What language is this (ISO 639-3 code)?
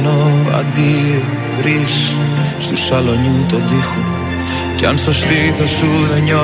ell